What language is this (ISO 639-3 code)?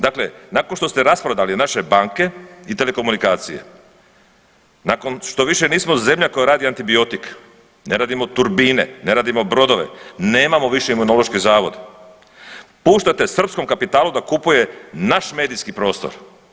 hrv